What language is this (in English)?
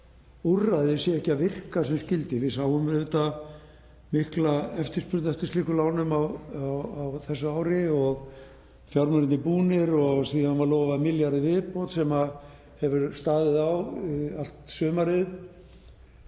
Icelandic